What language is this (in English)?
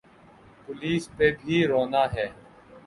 Urdu